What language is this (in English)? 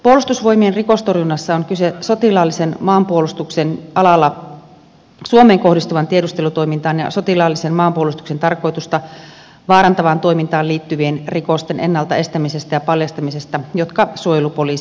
Finnish